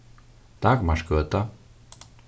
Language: Faroese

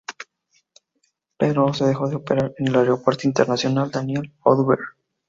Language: Spanish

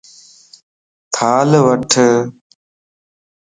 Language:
Lasi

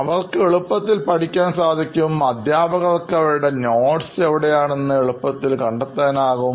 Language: Malayalam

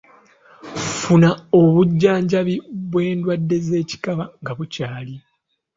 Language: Ganda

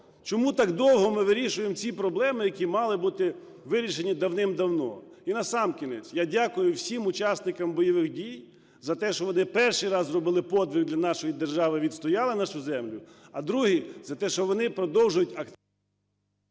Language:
Ukrainian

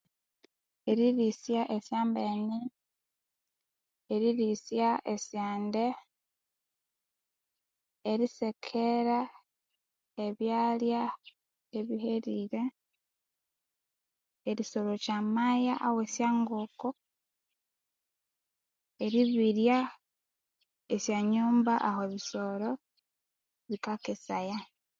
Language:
Konzo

